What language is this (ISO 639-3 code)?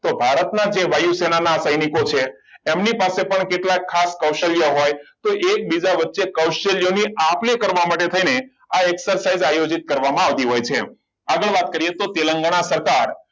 guj